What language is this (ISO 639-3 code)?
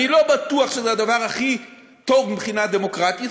heb